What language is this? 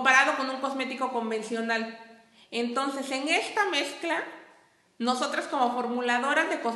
Spanish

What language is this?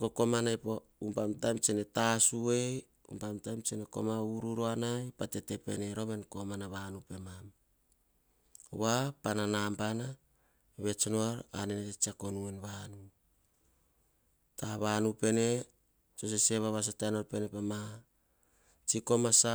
Hahon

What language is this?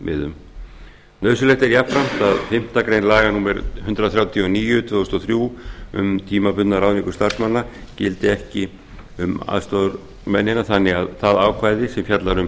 Icelandic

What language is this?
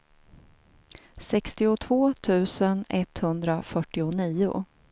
Swedish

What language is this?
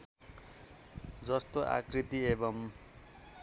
Nepali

